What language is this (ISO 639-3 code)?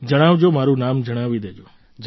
guj